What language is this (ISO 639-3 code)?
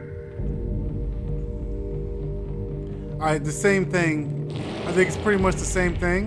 eng